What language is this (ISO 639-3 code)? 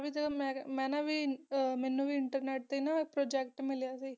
pan